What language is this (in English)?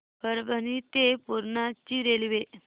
Marathi